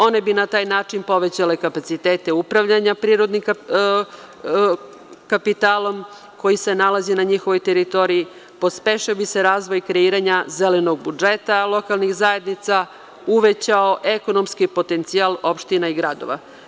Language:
Serbian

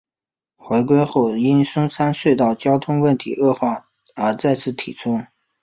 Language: Chinese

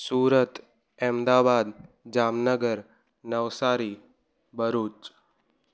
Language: Sindhi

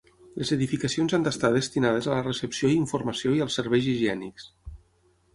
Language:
Catalan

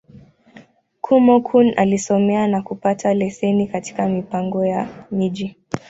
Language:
Swahili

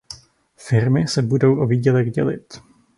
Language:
Czech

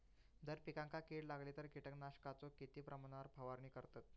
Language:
Marathi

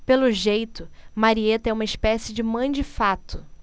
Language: Portuguese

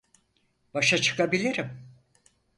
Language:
Turkish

